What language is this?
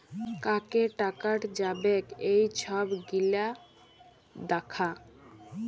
Bangla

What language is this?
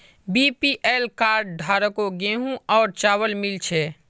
Magahi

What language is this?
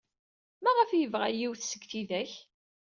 Kabyle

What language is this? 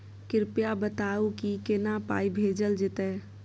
Maithili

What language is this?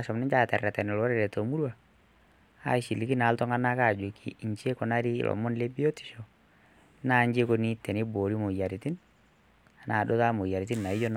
Masai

